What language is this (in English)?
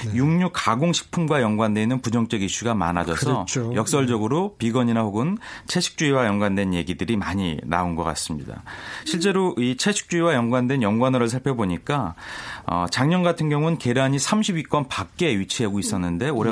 Korean